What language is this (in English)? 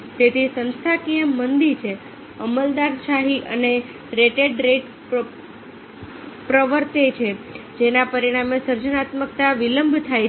Gujarati